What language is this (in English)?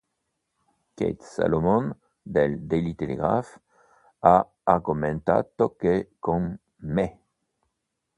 Italian